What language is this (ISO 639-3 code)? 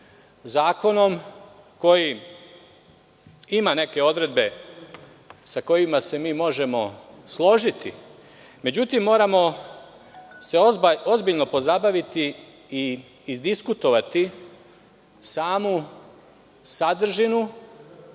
srp